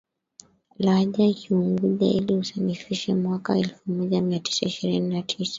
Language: Swahili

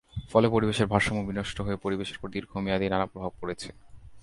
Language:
Bangla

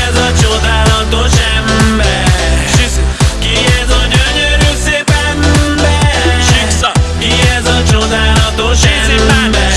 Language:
Turkish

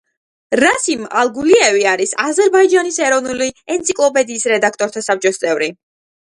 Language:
Georgian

